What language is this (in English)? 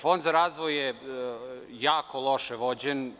Serbian